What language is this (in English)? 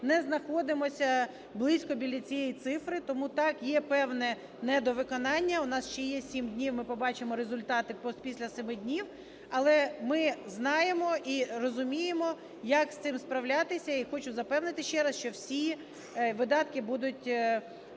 Ukrainian